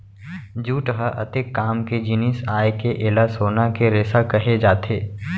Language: Chhattisgarhi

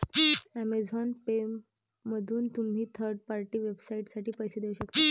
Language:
Marathi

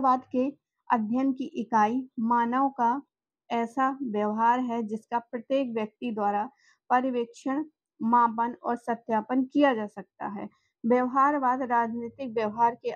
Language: Hindi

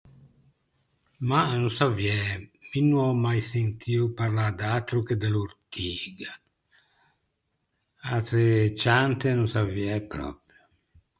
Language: Ligurian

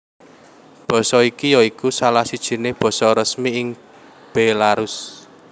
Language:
Javanese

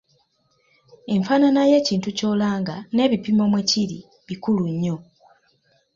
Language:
Ganda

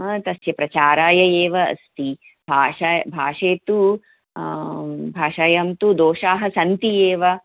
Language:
Sanskrit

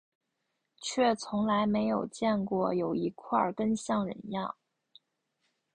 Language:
Chinese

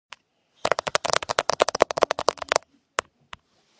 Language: Georgian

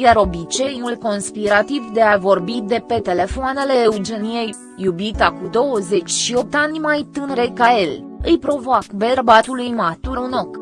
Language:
Romanian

